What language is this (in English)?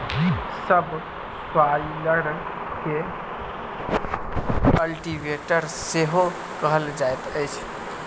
Maithili